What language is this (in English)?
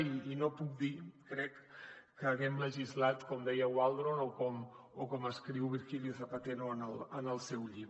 Catalan